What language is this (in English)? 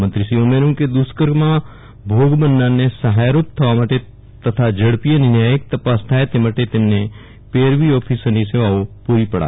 Gujarati